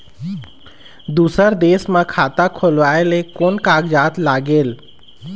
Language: Chhattisgarhi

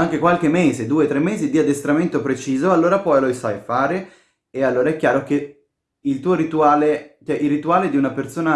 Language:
Italian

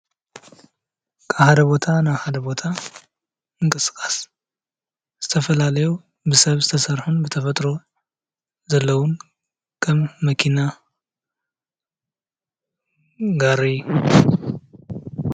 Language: Tigrinya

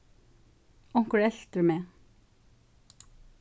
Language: Faroese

